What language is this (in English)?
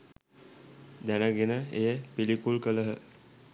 Sinhala